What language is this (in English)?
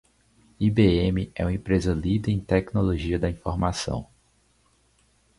Portuguese